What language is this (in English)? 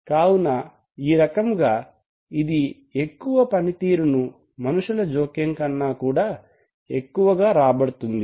Telugu